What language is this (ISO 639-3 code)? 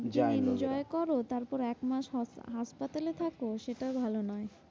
ben